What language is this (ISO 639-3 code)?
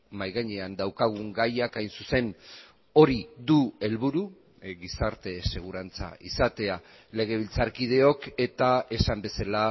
eus